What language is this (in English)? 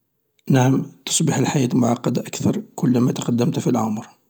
Algerian Arabic